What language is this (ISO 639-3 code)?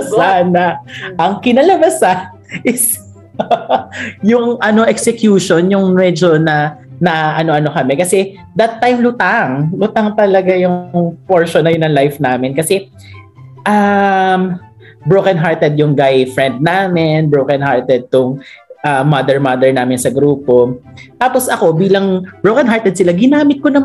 fil